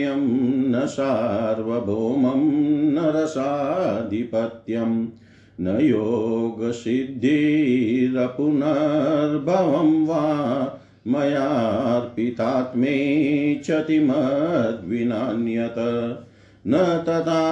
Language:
Hindi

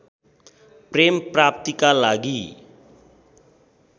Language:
Nepali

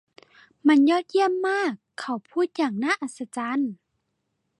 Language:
Thai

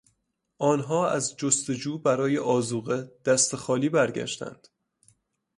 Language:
Persian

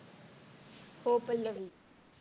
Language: Marathi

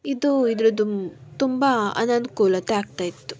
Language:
Kannada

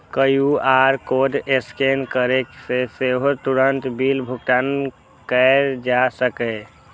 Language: Maithili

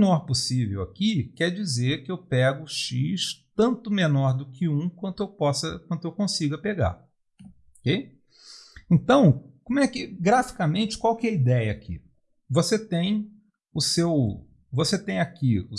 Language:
Portuguese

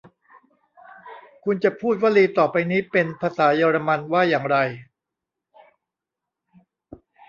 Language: Thai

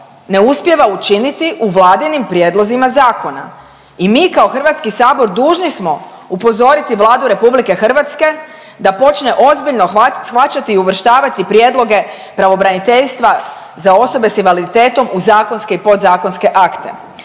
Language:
Croatian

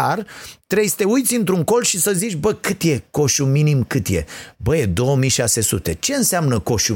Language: Romanian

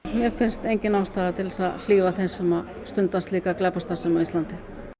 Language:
Icelandic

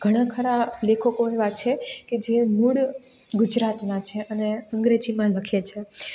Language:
Gujarati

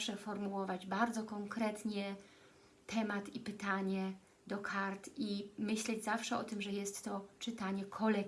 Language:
Polish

